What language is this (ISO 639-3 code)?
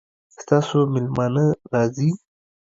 pus